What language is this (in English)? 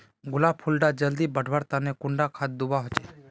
Magahi